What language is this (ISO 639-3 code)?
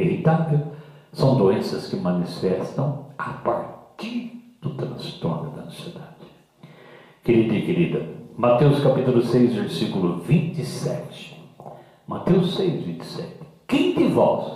por